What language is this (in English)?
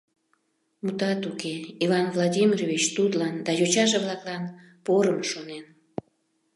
Mari